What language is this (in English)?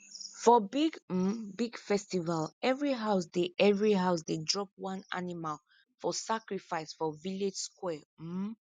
Nigerian Pidgin